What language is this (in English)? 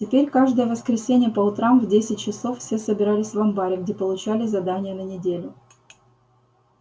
Russian